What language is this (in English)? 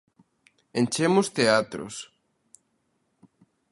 Galician